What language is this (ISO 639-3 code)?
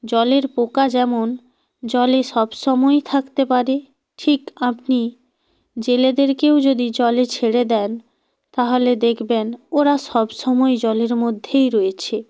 ben